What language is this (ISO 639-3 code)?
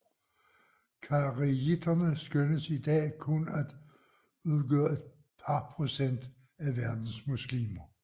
dan